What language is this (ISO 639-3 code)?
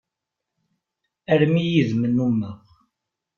kab